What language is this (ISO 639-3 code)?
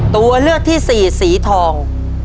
tha